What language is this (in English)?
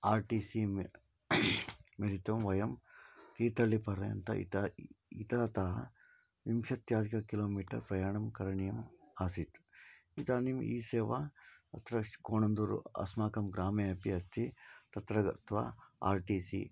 Sanskrit